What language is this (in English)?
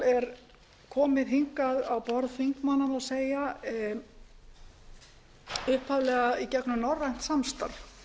Icelandic